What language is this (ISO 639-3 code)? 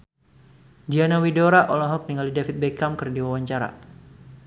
sun